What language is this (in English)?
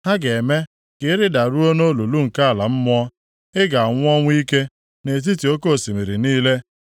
Igbo